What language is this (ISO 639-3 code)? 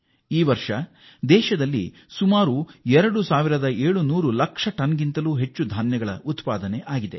kan